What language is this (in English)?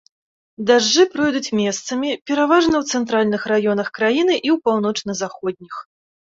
Belarusian